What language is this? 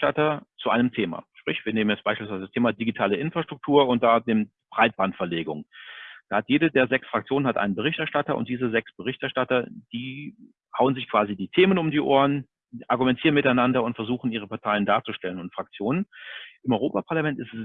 German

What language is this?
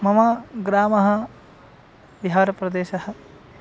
Sanskrit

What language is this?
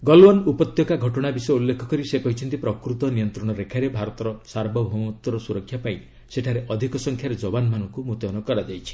Odia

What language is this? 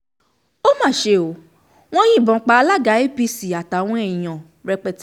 Yoruba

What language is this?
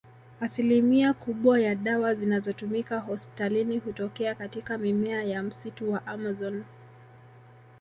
Swahili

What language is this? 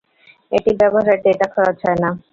Bangla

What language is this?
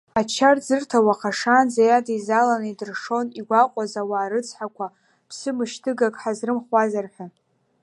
Abkhazian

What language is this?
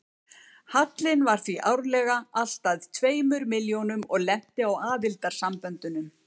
Icelandic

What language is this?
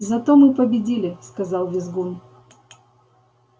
Russian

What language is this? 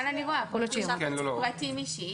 Hebrew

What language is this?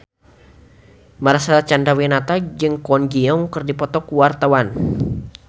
Sundanese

